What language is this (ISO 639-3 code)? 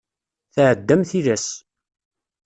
kab